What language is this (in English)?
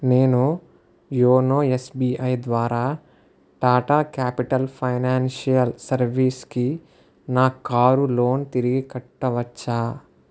Telugu